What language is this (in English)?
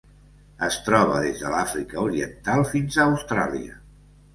Catalan